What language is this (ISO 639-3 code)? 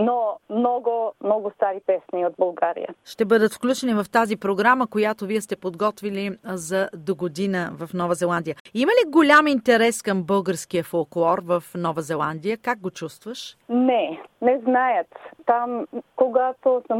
bul